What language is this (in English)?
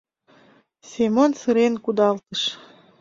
Mari